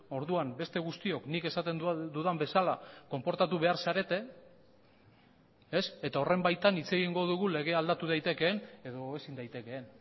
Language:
Basque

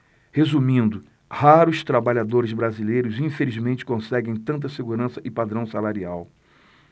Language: Portuguese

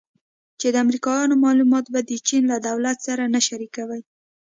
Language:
Pashto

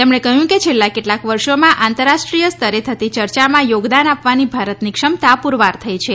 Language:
Gujarati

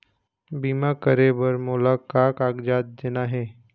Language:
Chhattisgarhi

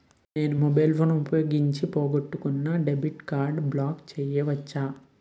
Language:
Telugu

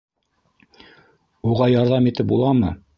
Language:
Bashkir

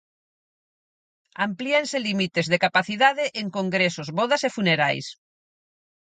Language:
Galician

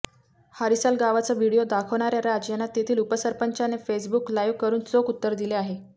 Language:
Marathi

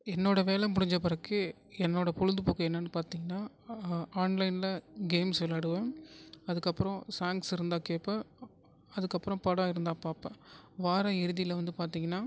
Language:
Tamil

